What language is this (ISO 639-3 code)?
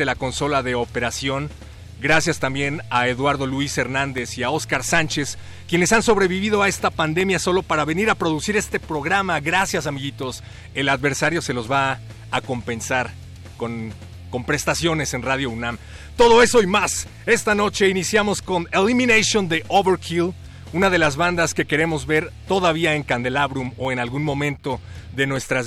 spa